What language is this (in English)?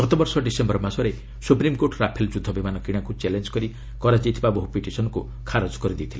Odia